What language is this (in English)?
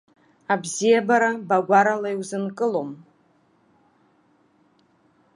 Abkhazian